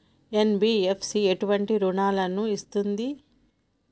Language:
Telugu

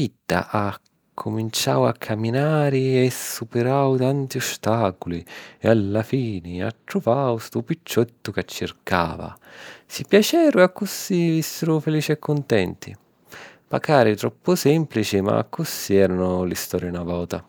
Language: Sicilian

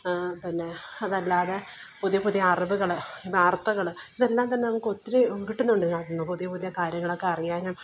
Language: Malayalam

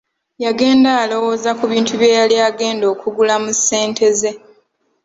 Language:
Ganda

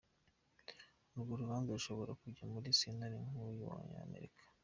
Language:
Kinyarwanda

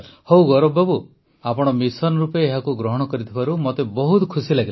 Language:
Odia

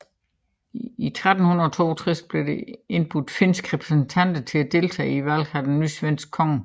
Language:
Danish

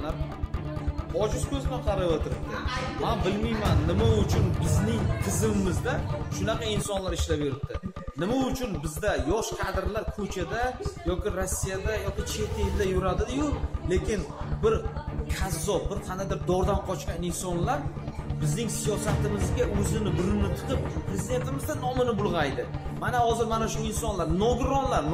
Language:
Turkish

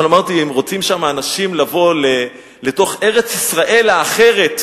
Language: Hebrew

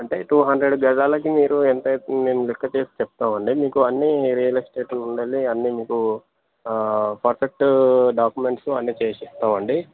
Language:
Telugu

